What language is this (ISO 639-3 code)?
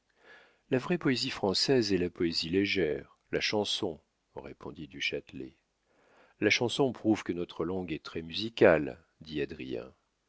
fra